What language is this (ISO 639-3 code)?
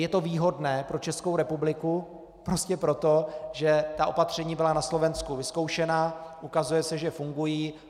ces